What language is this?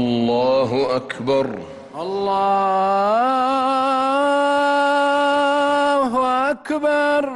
Arabic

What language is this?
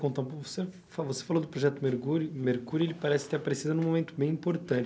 Portuguese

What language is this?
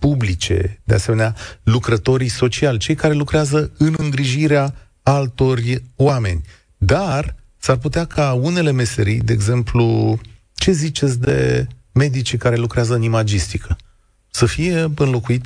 Romanian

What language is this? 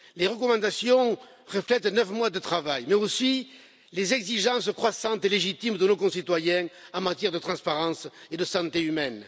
French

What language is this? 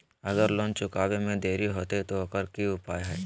Magahi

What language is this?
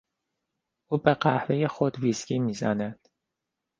Persian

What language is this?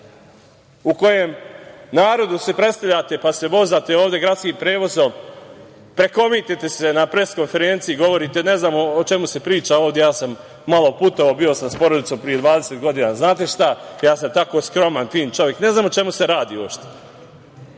Serbian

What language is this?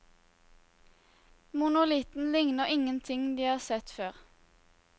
Norwegian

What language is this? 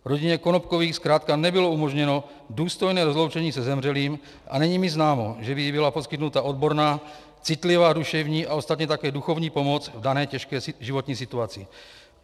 Czech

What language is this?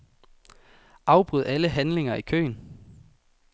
Danish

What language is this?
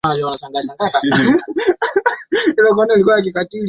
Swahili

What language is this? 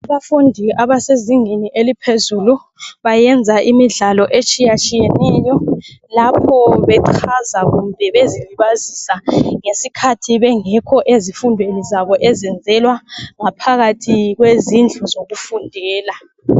North Ndebele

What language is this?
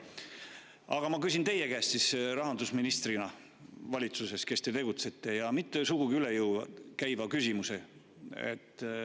Estonian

